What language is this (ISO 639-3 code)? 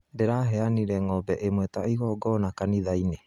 kik